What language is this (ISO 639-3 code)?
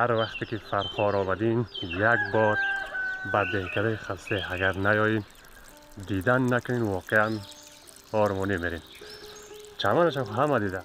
fas